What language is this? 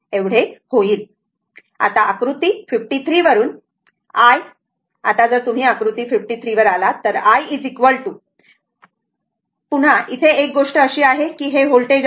Marathi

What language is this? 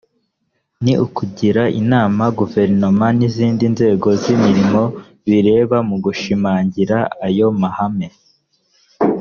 Kinyarwanda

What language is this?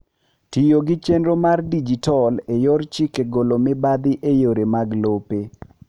Luo (Kenya and Tanzania)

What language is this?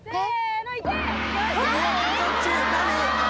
Japanese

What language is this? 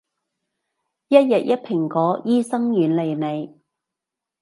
Cantonese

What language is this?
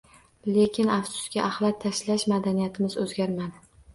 Uzbek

